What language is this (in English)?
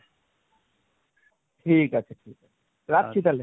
Bangla